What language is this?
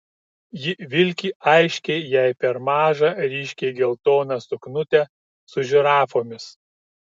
Lithuanian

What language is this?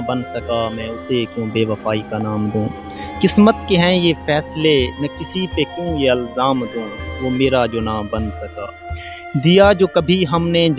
Urdu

